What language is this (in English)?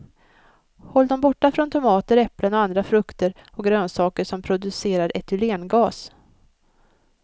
Swedish